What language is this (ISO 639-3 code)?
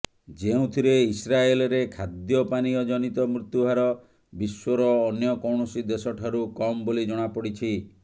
ori